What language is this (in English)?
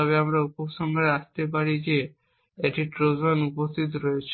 Bangla